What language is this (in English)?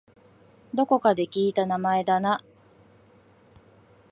Japanese